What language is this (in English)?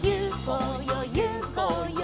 Japanese